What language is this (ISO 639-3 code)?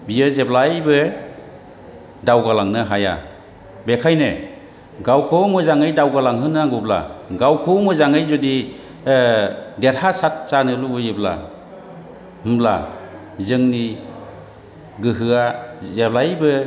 brx